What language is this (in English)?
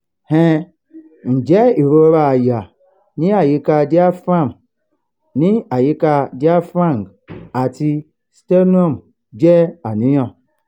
Yoruba